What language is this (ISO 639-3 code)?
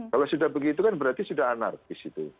ind